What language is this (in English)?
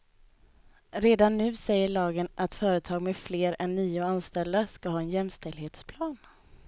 Swedish